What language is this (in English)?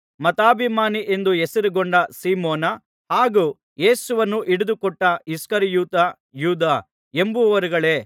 Kannada